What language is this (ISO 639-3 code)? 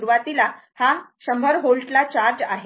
mar